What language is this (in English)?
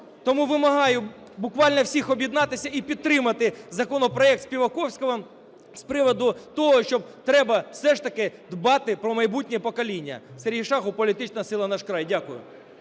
Ukrainian